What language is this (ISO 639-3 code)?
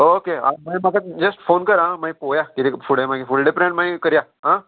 kok